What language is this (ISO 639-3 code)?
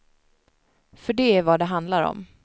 swe